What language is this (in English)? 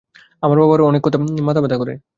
Bangla